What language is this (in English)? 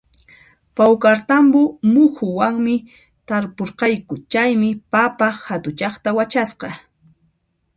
Puno Quechua